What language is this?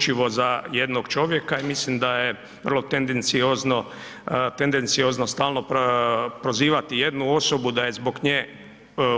Croatian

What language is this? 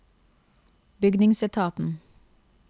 Norwegian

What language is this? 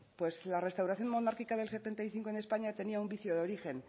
Spanish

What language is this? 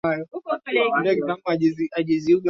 Swahili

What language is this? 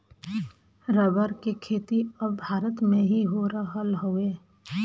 Bhojpuri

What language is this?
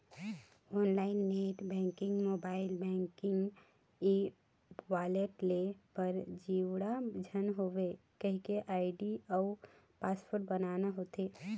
Chhattisgarhi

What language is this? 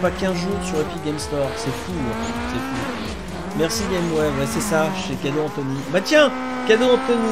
French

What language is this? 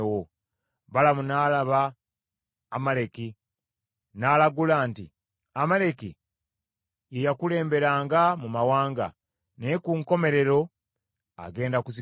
Ganda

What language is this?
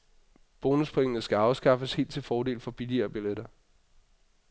Danish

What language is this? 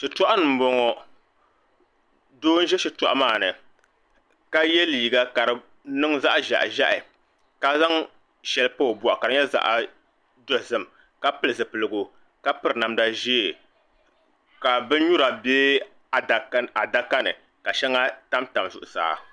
Dagbani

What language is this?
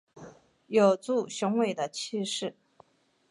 Chinese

